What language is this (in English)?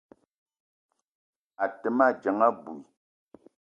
Eton (Cameroon)